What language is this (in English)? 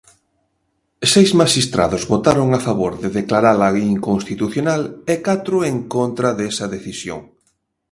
Galician